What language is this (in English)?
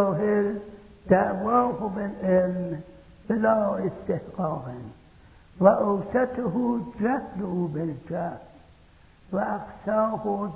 Persian